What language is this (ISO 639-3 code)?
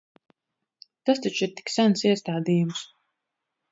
lav